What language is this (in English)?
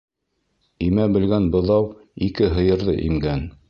Bashkir